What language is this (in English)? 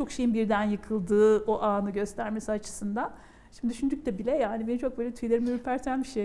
Turkish